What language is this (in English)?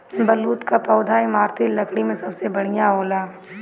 Bhojpuri